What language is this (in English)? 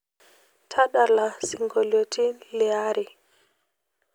Masai